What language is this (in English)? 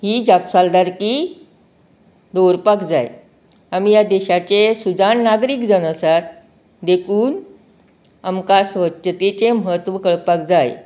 Konkani